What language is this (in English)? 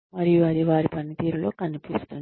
Telugu